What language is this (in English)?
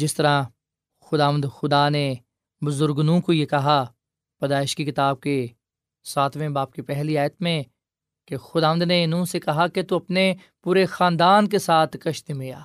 Urdu